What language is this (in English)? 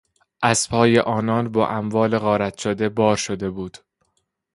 Persian